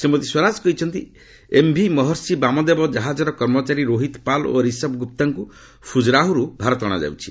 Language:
Odia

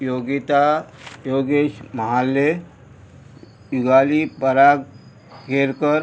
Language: Konkani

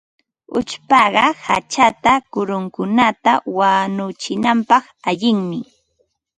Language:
Ambo-Pasco Quechua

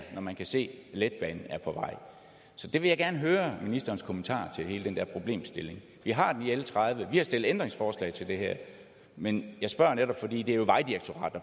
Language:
Danish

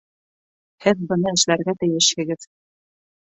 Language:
Bashkir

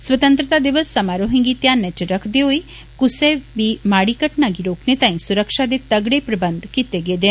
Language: Dogri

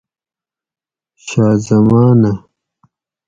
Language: Gawri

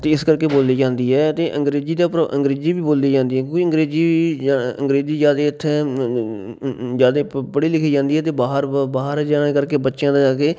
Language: Punjabi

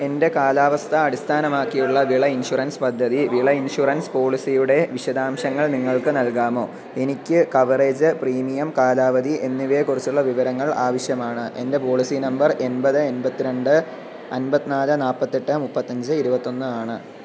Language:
Malayalam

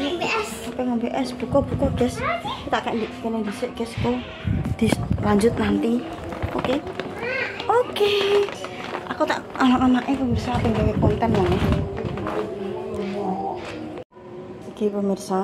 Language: Indonesian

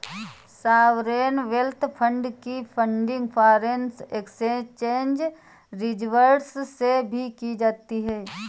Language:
Hindi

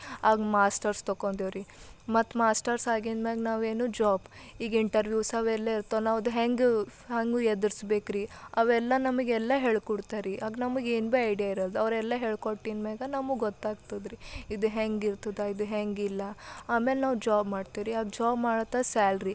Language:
Kannada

